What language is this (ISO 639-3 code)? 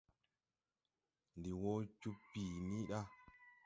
tui